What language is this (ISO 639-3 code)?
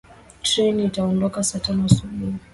swa